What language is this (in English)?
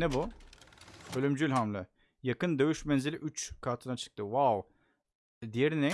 Turkish